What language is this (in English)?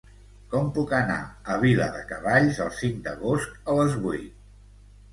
Catalan